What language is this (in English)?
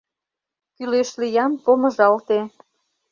Mari